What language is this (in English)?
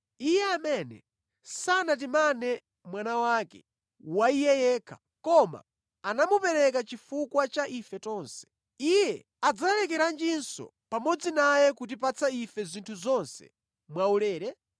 Nyanja